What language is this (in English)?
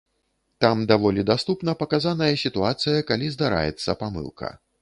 Belarusian